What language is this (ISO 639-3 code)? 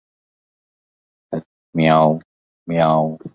urd